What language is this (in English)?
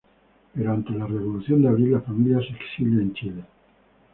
Spanish